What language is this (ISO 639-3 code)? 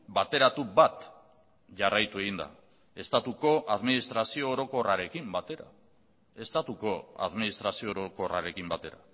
eus